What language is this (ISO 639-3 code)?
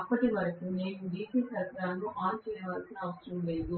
tel